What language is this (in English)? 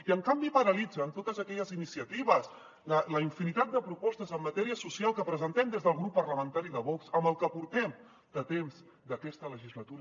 Catalan